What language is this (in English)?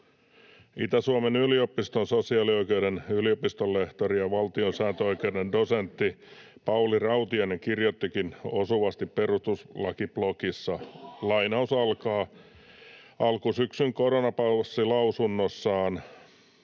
Finnish